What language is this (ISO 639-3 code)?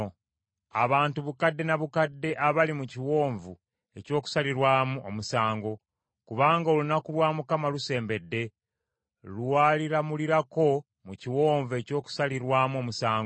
lug